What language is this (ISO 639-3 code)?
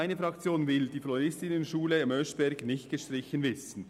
gsw